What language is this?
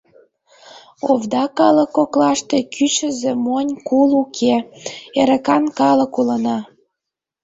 Mari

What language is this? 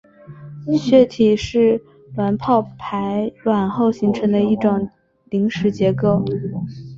Chinese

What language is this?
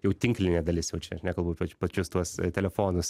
Lithuanian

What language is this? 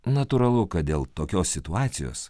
Lithuanian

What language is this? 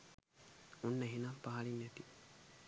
Sinhala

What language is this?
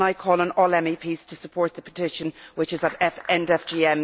English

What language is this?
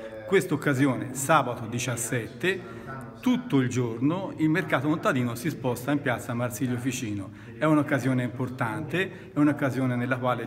Italian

